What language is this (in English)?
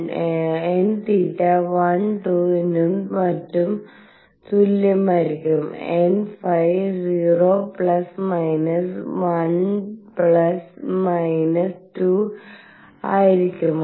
Malayalam